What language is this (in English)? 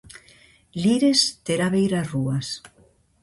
Galician